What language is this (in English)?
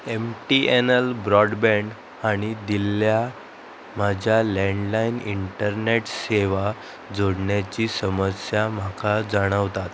Konkani